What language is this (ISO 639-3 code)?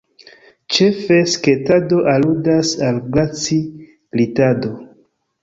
epo